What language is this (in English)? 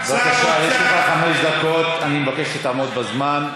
Hebrew